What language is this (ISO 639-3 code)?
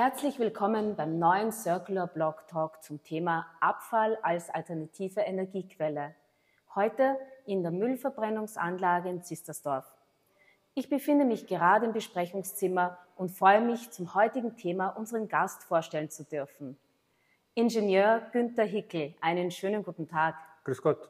deu